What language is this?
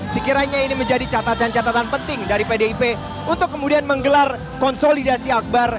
Indonesian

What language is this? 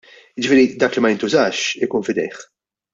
Maltese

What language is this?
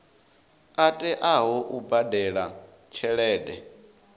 Venda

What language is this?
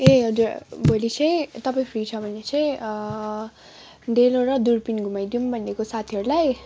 Nepali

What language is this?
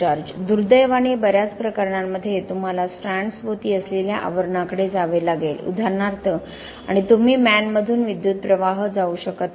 Marathi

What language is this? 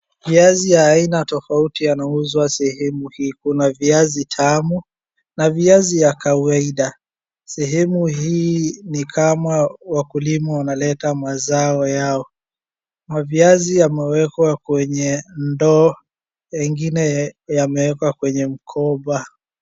Swahili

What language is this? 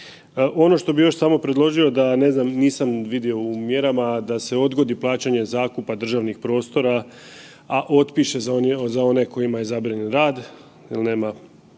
Croatian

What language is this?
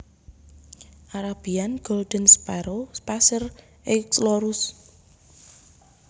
Javanese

